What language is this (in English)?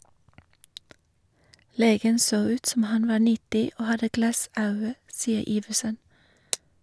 Norwegian